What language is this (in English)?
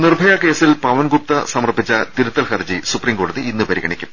Malayalam